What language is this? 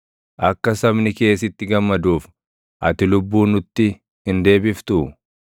Oromo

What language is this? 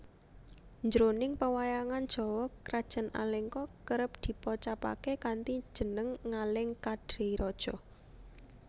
Javanese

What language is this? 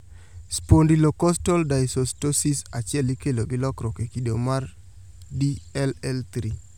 Luo (Kenya and Tanzania)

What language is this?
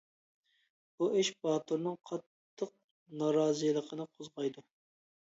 Uyghur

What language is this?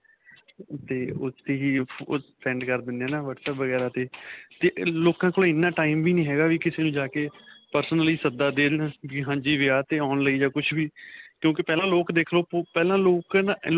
Punjabi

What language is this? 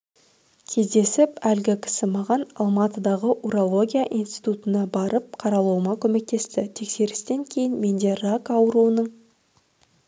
Kazakh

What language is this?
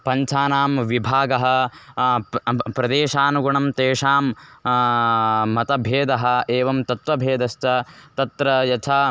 Sanskrit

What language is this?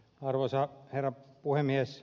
Finnish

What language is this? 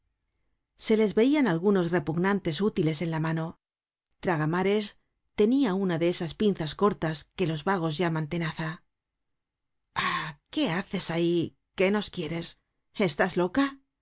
Spanish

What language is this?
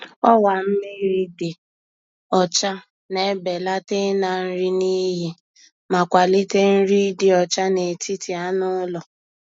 Igbo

